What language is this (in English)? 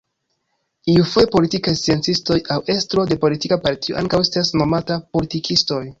Esperanto